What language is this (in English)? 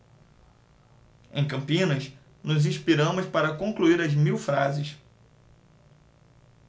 Portuguese